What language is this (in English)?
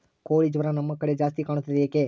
Kannada